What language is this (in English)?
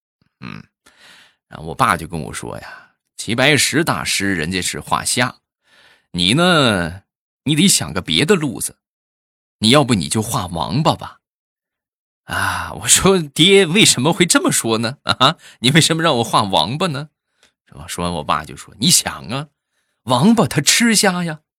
Chinese